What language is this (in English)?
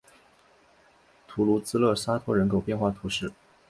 Chinese